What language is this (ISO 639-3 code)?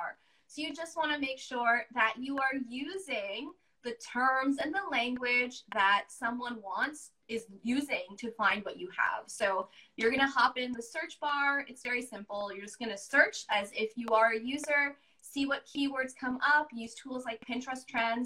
eng